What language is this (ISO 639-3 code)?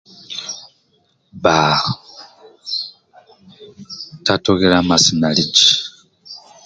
rwm